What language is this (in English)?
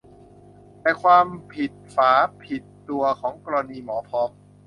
Thai